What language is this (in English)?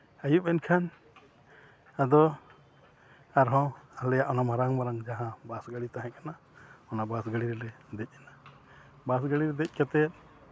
Santali